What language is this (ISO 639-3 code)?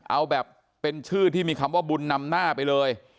tha